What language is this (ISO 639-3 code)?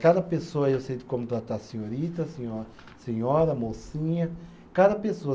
por